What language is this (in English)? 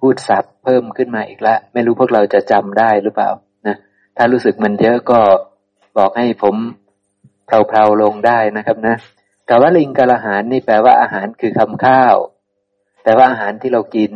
Thai